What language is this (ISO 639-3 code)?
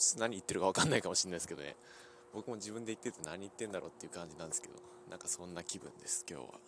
jpn